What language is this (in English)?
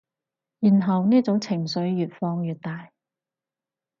Cantonese